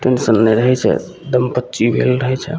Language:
Maithili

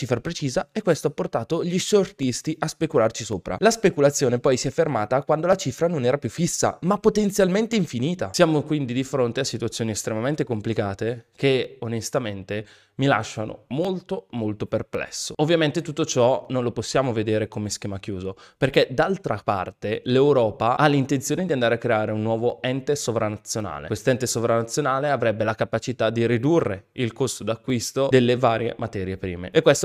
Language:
Italian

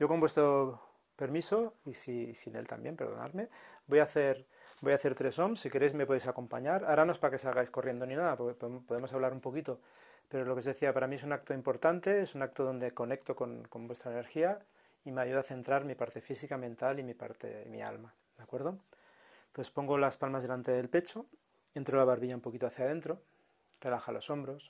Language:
Spanish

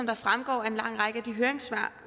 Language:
Danish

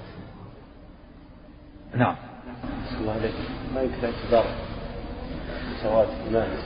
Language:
Arabic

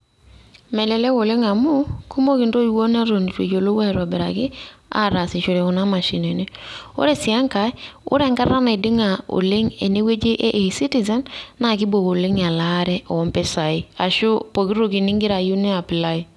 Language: Masai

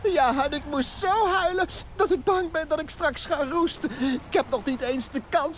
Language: Dutch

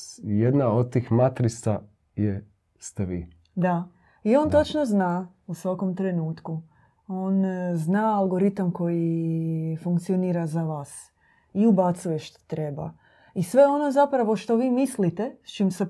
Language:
Croatian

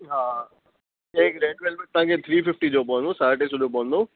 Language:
Sindhi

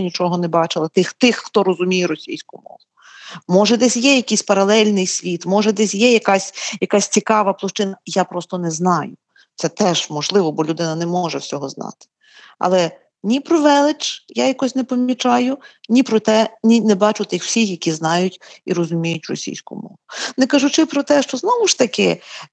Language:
Ukrainian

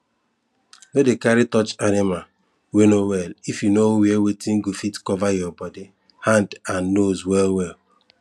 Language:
Nigerian Pidgin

